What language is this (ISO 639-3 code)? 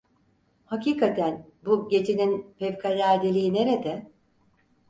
tur